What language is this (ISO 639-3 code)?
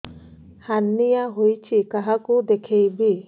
ori